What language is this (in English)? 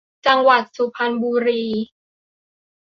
Thai